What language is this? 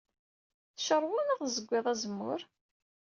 Kabyle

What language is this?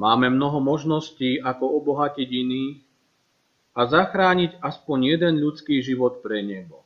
Slovak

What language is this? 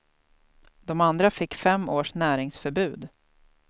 Swedish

